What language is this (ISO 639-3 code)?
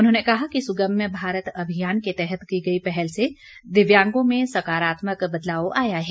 hin